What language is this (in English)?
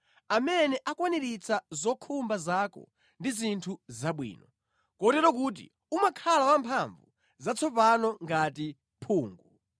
Nyanja